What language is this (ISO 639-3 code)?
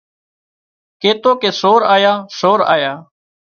kxp